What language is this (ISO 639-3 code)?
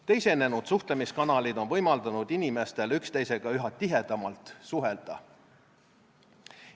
est